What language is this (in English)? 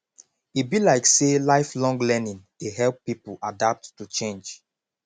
Nigerian Pidgin